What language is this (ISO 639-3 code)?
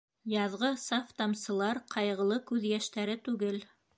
bak